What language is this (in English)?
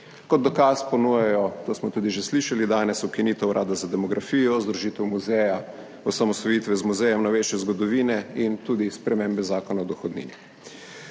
Slovenian